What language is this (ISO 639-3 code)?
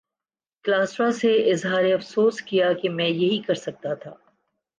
urd